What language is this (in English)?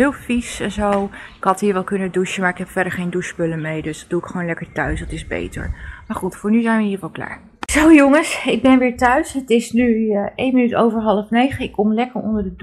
Dutch